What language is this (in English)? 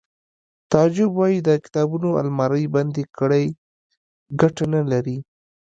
Pashto